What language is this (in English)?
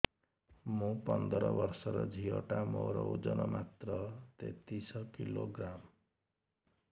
Odia